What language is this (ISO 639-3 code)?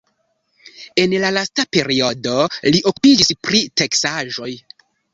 epo